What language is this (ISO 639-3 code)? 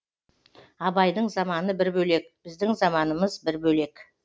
kaz